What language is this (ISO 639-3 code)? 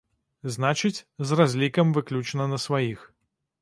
bel